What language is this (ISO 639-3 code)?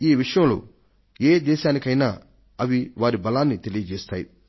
tel